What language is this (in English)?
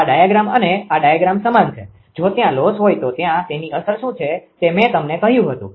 Gujarati